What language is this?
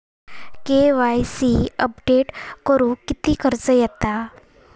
Marathi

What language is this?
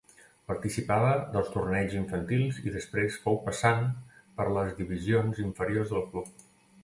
Catalan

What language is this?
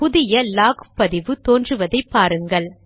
Tamil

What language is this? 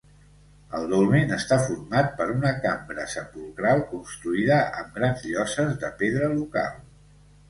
Catalan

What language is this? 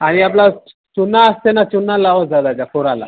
Marathi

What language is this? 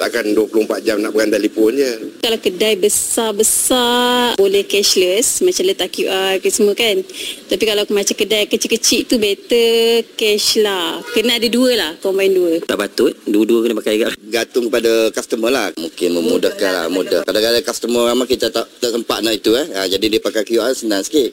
Malay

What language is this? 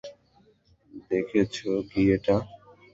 Bangla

